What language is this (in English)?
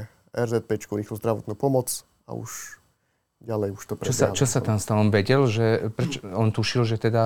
Slovak